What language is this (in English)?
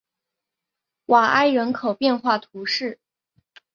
Chinese